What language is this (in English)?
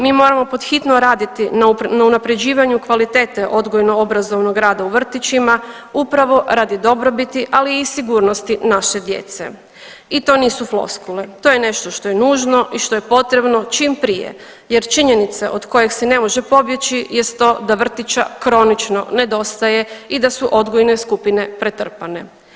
Croatian